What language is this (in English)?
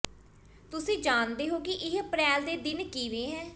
Punjabi